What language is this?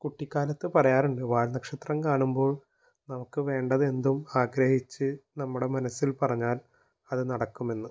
Malayalam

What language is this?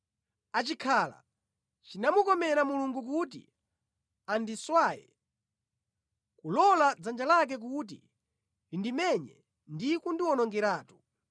Nyanja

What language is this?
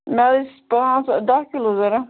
Kashmiri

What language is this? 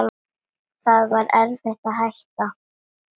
Icelandic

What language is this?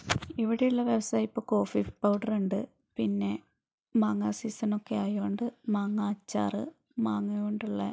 Malayalam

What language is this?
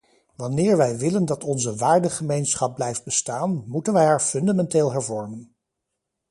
Dutch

